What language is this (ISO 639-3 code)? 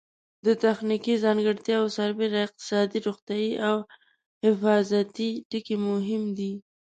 pus